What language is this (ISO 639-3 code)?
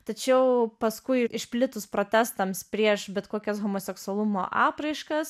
lit